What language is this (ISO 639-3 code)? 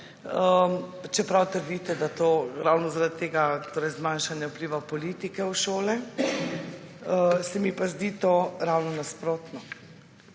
slv